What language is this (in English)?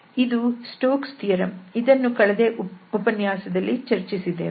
Kannada